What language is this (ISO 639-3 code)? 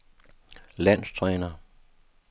dan